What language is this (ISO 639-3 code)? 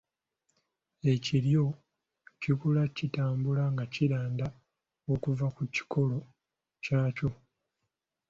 lug